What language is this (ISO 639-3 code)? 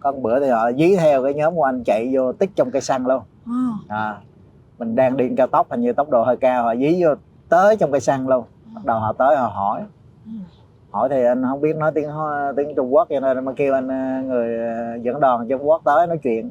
vie